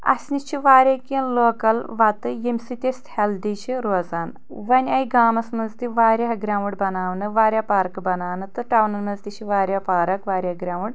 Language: Kashmiri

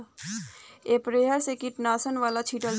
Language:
Bhojpuri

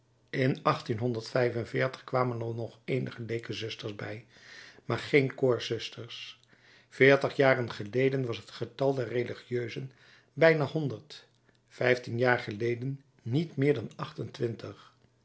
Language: Dutch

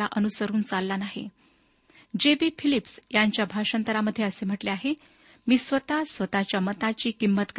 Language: Marathi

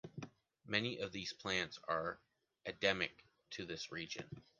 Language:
English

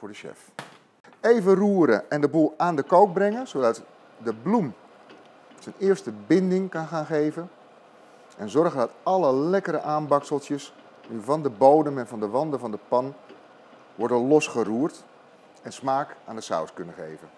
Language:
Dutch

